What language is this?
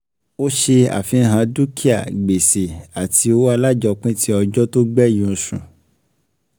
Yoruba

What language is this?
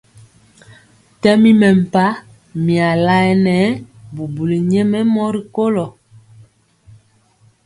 Mpiemo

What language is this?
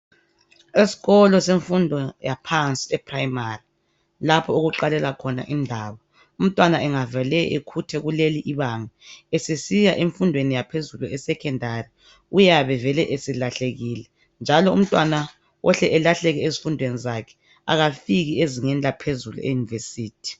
North Ndebele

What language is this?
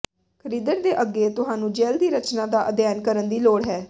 Punjabi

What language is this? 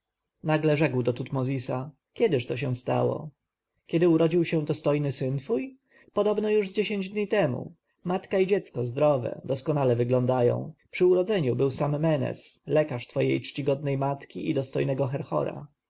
Polish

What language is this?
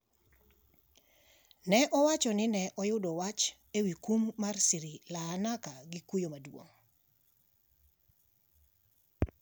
Luo (Kenya and Tanzania)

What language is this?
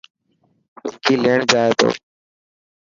Dhatki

